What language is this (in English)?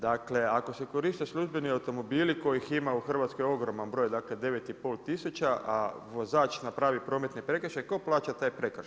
Croatian